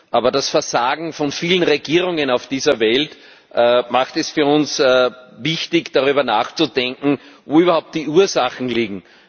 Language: German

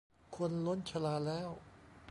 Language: Thai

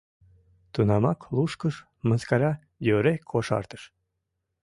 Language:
Mari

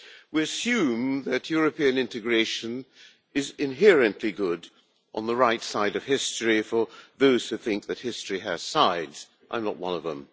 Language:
English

